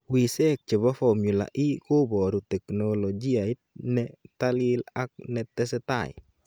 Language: Kalenjin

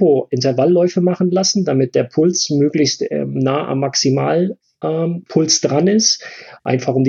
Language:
German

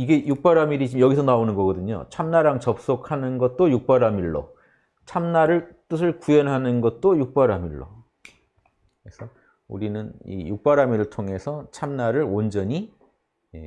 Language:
Korean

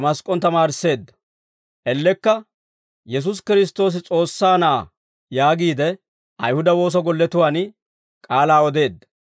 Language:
Dawro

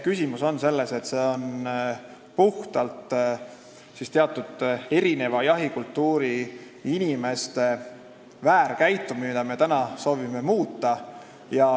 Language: Estonian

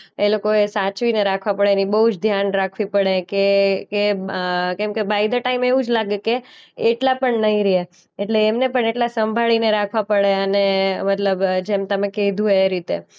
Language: Gujarati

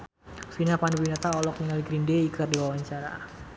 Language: Sundanese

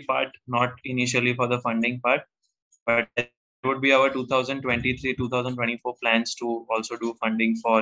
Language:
Hindi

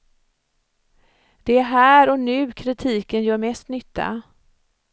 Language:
Swedish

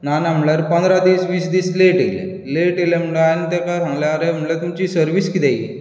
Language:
Konkani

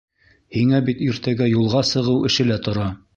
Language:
Bashkir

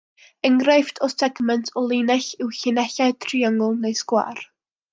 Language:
Welsh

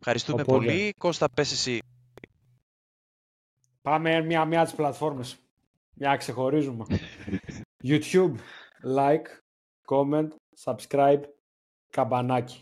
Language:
Greek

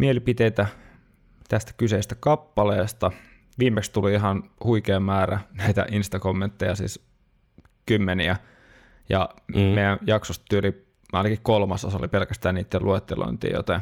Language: Finnish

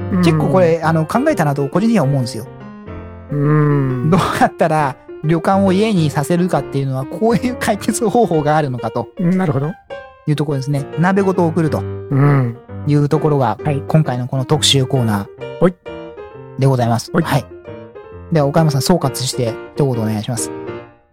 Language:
Japanese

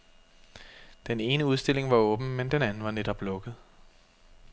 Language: Danish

